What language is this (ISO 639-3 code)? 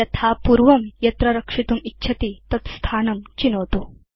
san